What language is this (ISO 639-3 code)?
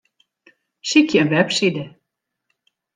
fry